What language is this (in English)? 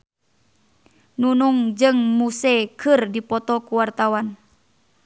Sundanese